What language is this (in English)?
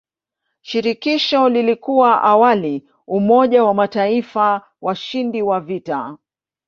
Swahili